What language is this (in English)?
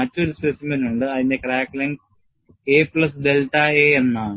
Malayalam